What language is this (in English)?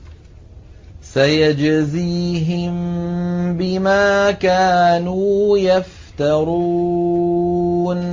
Arabic